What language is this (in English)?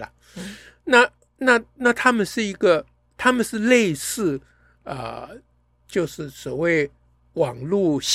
Chinese